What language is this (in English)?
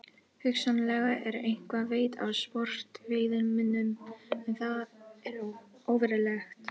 Icelandic